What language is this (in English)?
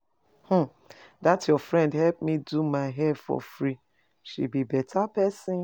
Nigerian Pidgin